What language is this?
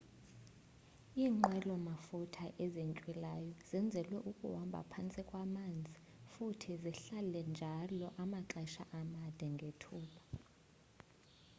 Xhosa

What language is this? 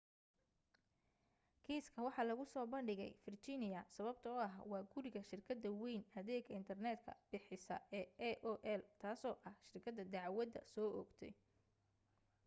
Somali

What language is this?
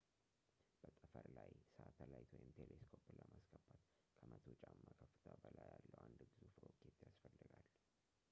Amharic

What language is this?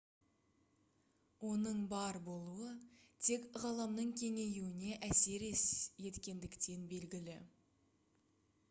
Kazakh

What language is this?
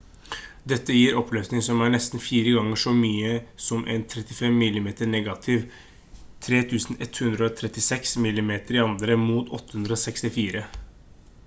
Norwegian Bokmål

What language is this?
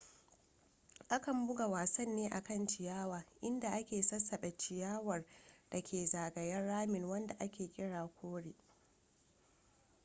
Hausa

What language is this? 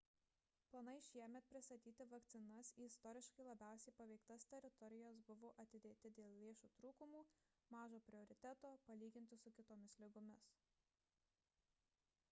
Lithuanian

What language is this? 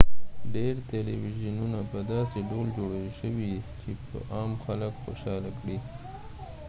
Pashto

